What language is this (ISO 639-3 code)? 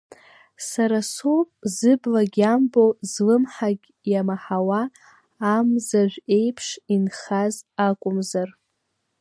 abk